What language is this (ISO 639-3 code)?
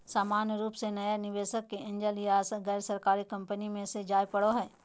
mag